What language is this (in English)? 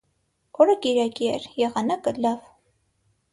Armenian